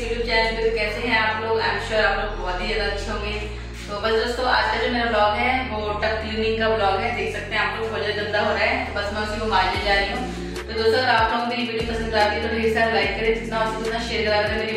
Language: Hindi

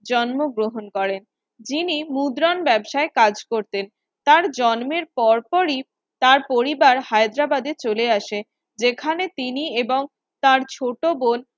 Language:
Bangla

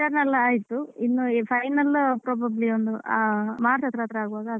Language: Kannada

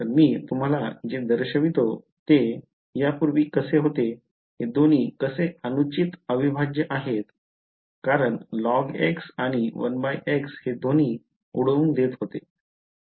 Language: Marathi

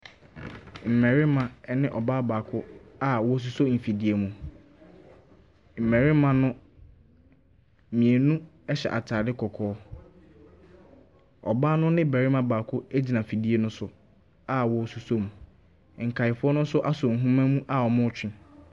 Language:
Akan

